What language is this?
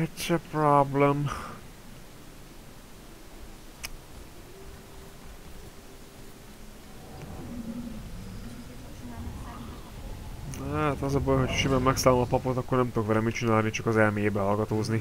Hungarian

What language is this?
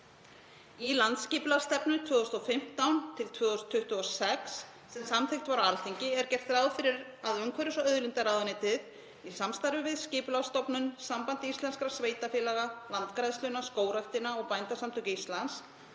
Icelandic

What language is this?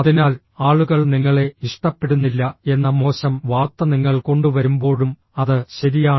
Malayalam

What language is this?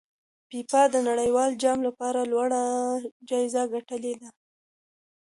Pashto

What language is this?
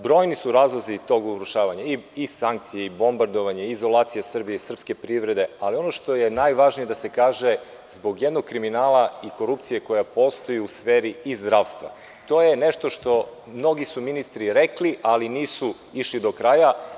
Serbian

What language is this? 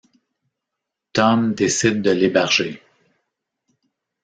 French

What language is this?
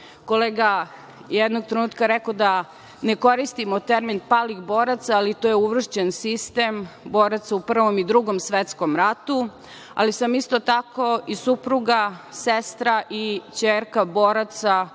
Serbian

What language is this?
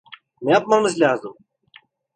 Turkish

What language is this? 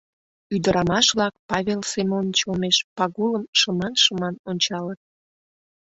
Mari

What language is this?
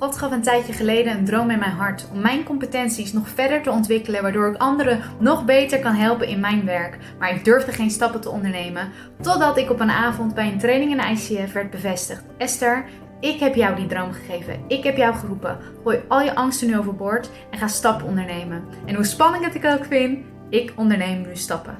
Dutch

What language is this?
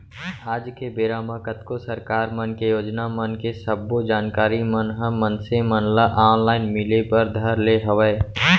Chhattisgarhi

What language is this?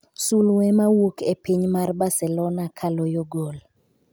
Luo (Kenya and Tanzania)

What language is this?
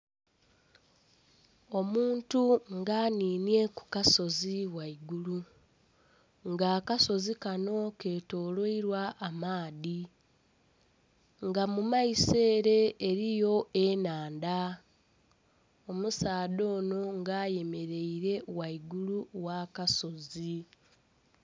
Soga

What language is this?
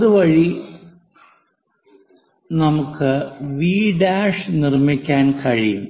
Malayalam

